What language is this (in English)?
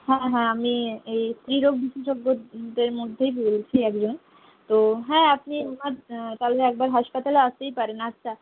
Bangla